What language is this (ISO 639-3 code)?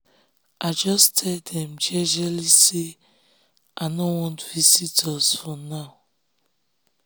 pcm